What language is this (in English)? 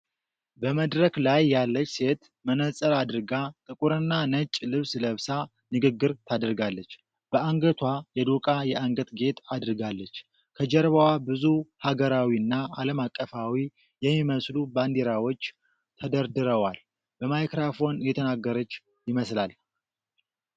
Amharic